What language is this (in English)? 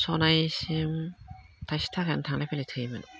Bodo